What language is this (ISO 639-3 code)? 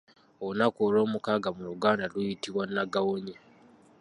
lug